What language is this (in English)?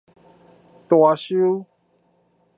Min Nan Chinese